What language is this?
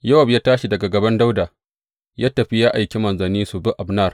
Hausa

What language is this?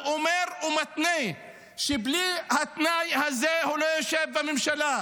Hebrew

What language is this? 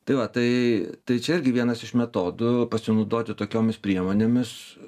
Lithuanian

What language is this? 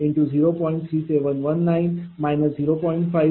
Marathi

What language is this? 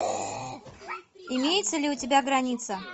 Russian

